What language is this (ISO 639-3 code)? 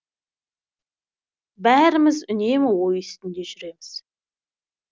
kaz